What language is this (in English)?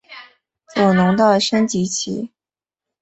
Chinese